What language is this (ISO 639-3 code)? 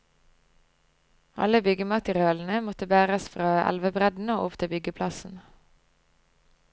nor